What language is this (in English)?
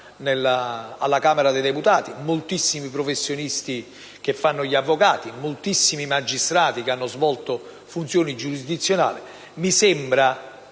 Italian